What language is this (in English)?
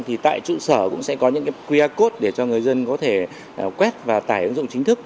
Vietnamese